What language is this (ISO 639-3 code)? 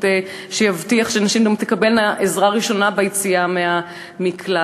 heb